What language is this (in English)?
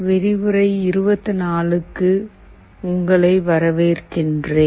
Tamil